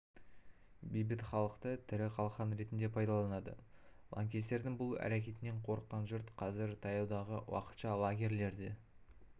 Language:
Kazakh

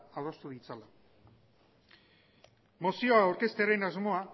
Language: Basque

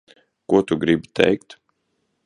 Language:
Latvian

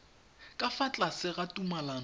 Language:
Tswana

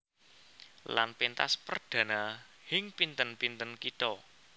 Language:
Javanese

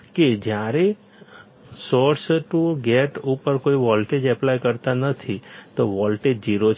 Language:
Gujarati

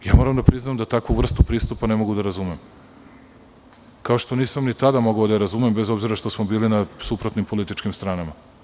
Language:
Serbian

